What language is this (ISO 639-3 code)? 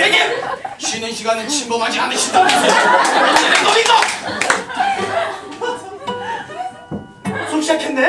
kor